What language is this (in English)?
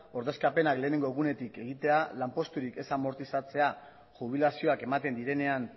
Basque